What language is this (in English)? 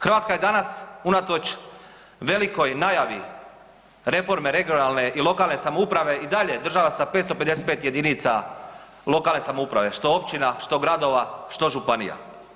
Croatian